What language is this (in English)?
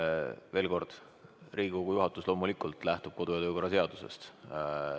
Estonian